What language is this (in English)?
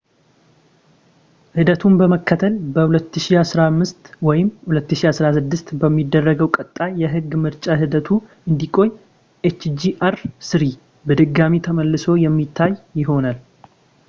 Amharic